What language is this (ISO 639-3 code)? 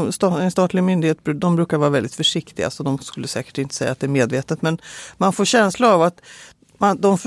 swe